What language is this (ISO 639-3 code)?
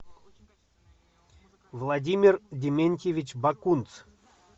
rus